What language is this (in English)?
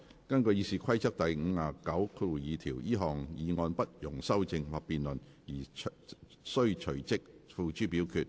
Cantonese